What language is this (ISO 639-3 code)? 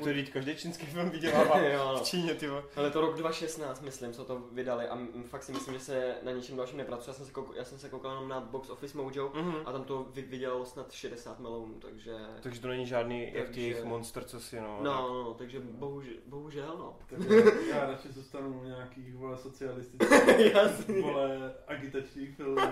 ces